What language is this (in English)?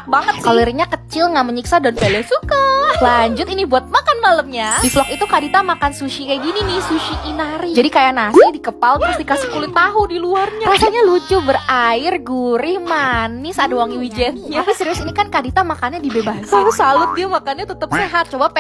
Indonesian